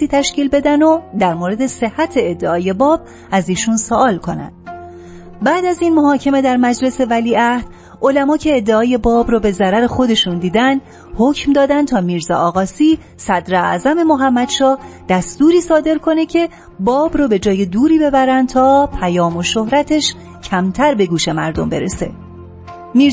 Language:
Persian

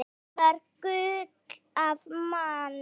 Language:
Icelandic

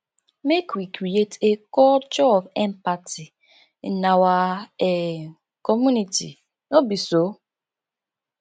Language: Nigerian Pidgin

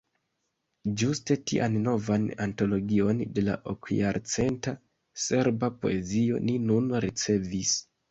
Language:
Esperanto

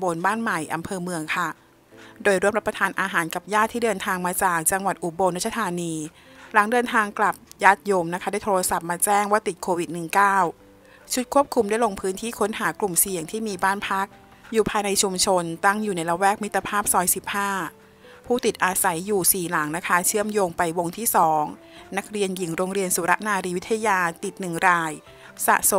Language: Thai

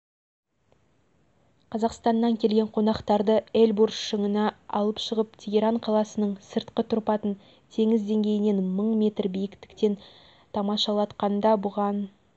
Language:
Kazakh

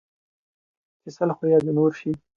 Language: Pashto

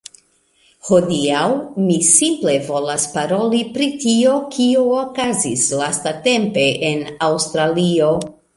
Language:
Esperanto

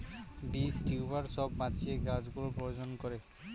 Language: Bangla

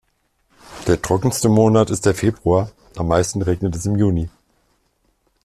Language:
German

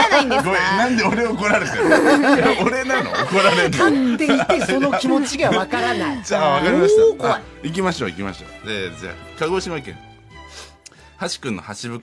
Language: Japanese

